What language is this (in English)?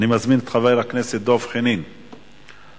Hebrew